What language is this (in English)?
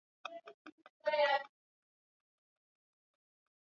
Swahili